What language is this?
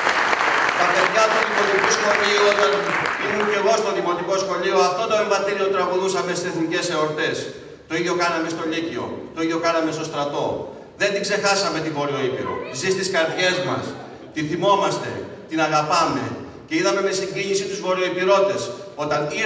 Greek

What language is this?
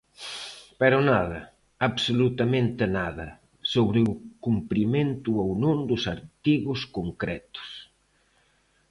Galician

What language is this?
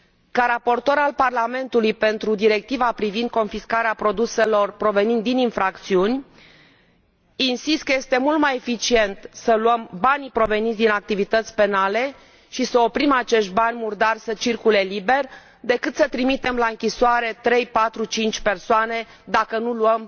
Romanian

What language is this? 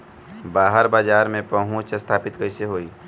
Bhojpuri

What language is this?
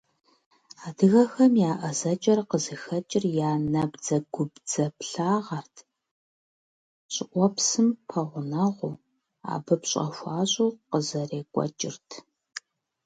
Kabardian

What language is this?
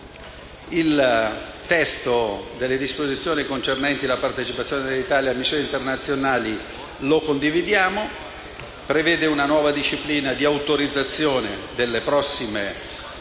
Italian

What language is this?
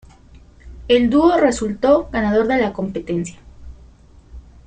Spanish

